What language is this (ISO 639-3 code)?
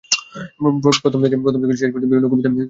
ben